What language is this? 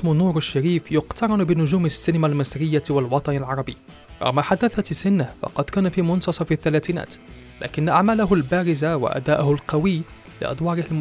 Arabic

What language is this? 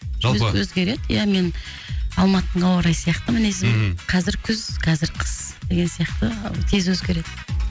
Kazakh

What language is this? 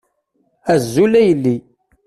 Kabyle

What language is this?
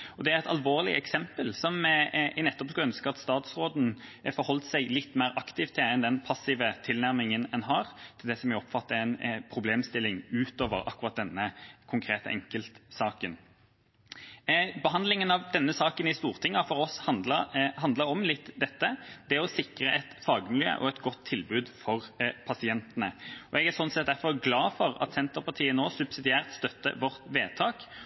Norwegian Bokmål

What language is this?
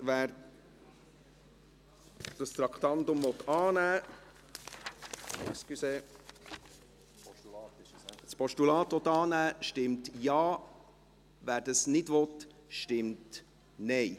Swiss German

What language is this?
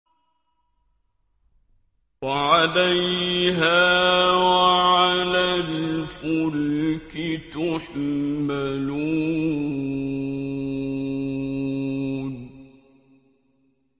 Arabic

